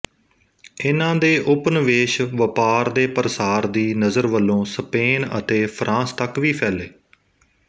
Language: Punjabi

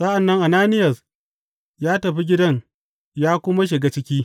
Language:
Hausa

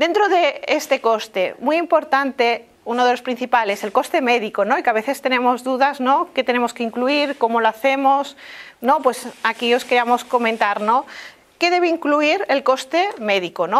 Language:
Spanish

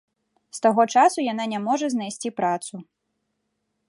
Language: Belarusian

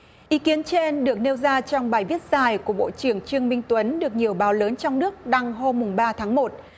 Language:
Vietnamese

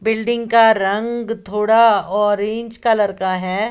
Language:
Hindi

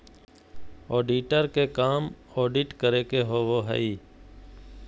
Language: Magahi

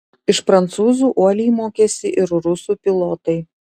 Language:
Lithuanian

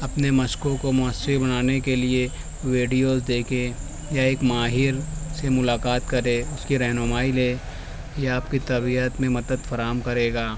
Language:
Urdu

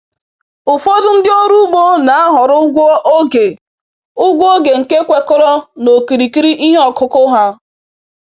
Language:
Igbo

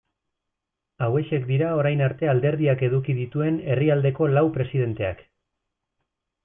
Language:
Basque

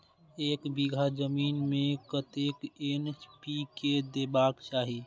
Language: Maithili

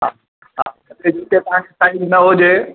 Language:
Sindhi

